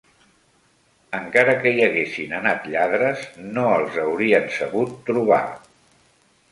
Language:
Catalan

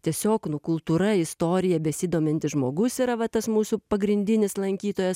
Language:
Lithuanian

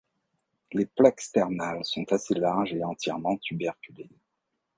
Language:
French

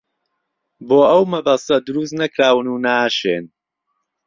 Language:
Central Kurdish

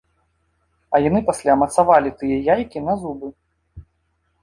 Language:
Belarusian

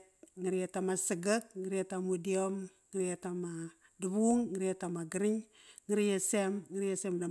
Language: Kairak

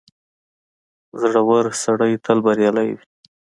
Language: Pashto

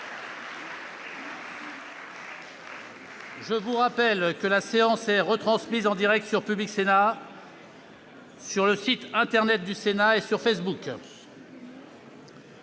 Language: French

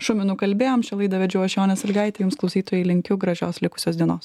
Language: Lithuanian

